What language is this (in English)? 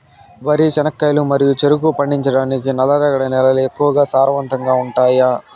Telugu